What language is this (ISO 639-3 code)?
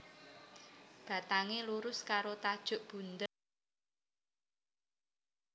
jav